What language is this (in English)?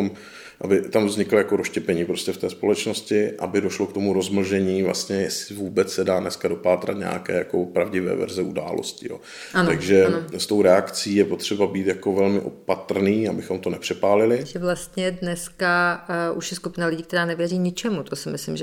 Czech